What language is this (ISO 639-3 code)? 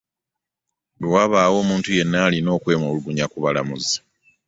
lug